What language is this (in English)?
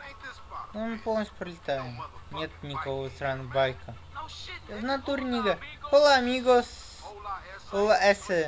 Russian